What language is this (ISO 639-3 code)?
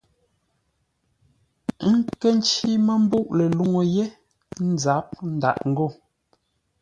nla